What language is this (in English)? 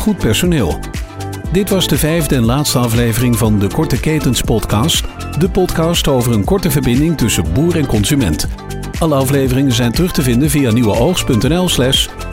Dutch